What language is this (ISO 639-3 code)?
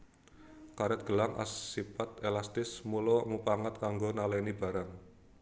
jav